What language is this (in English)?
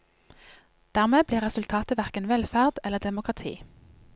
Norwegian